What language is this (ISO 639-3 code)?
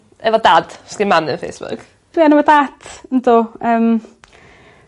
cym